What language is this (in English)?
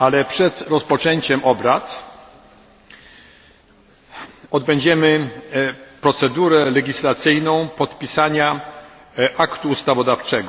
Polish